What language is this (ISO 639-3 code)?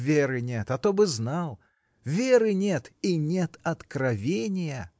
rus